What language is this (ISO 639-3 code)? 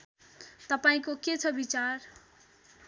nep